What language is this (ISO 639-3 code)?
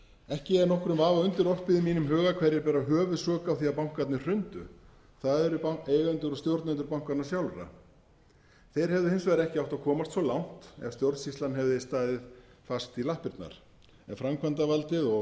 isl